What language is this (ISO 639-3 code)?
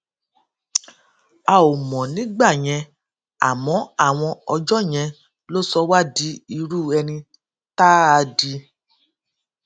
yor